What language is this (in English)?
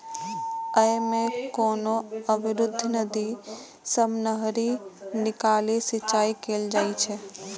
Maithili